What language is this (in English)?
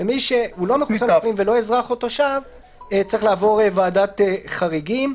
Hebrew